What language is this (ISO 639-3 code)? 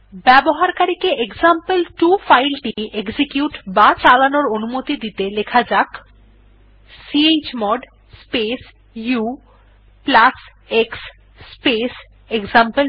ben